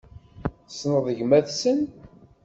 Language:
Kabyle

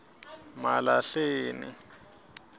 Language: Swati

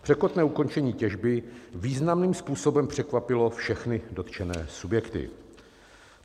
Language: Czech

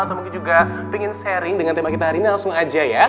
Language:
Indonesian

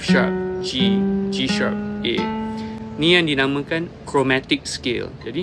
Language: Malay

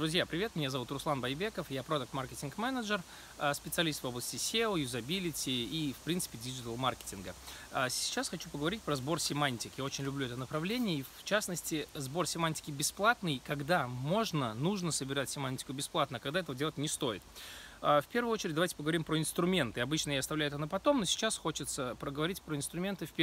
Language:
Russian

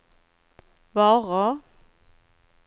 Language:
Swedish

